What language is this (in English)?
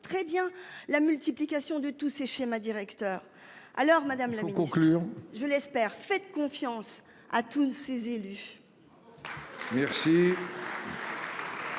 French